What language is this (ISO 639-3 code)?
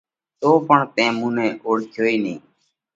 kvx